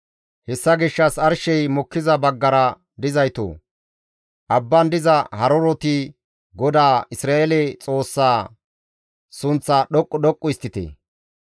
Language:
Gamo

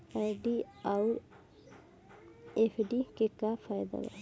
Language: Bhojpuri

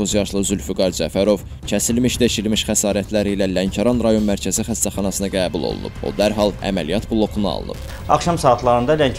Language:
Turkish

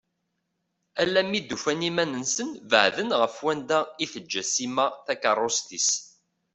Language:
Kabyle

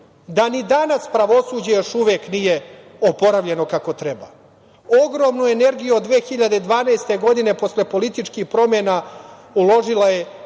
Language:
Serbian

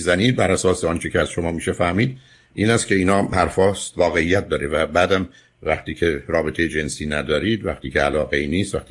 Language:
Persian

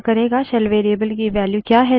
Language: Hindi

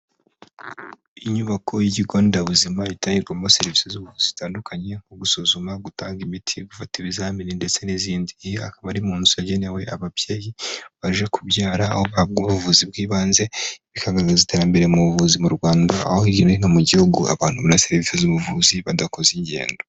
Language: Kinyarwanda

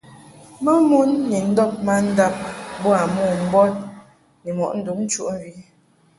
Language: Mungaka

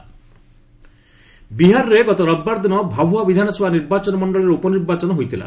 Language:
Odia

